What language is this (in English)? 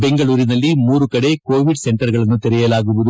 Kannada